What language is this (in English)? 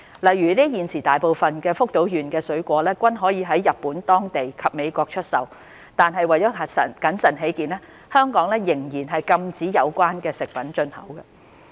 Cantonese